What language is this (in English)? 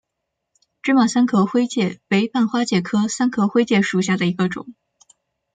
Chinese